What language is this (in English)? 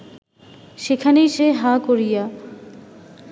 Bangla